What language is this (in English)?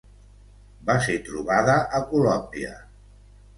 Catalan